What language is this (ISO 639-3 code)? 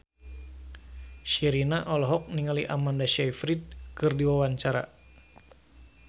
sun